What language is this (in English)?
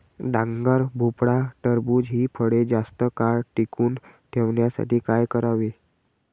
Marathi